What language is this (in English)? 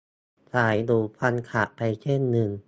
Thai